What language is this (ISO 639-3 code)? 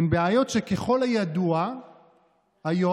heb